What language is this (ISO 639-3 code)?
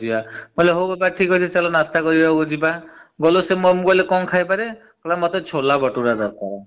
ori